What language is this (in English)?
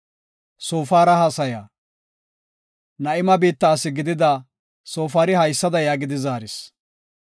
Gofa